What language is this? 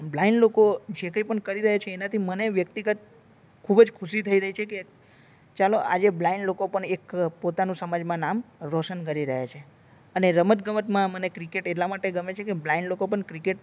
Gujarati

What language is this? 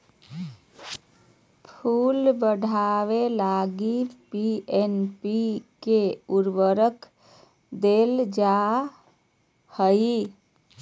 Magahi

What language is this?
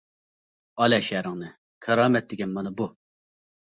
Uyghur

